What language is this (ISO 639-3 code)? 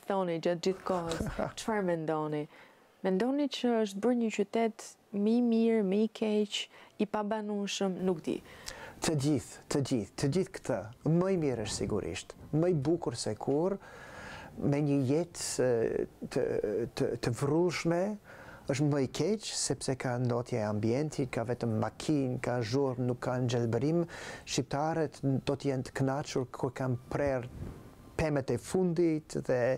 ron